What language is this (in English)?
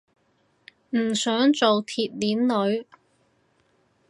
Cantonese